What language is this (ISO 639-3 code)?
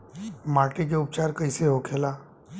bho